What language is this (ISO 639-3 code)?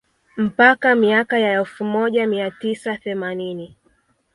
swa